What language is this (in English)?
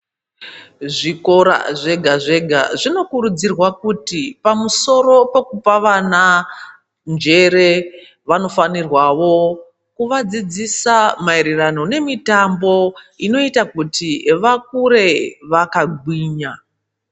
Ndau